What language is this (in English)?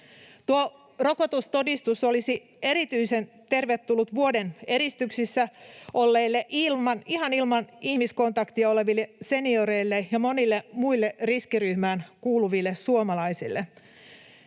Finnish